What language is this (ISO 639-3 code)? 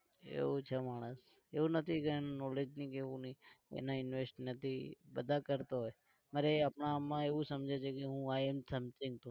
guj